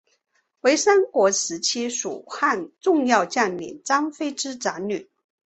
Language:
Chinese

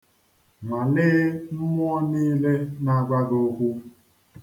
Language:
Igbo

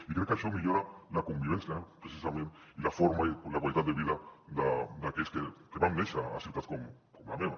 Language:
Catalan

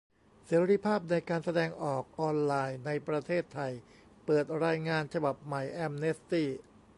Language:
Thai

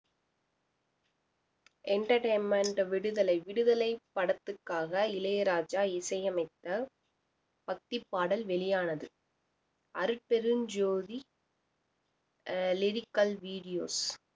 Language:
Tamil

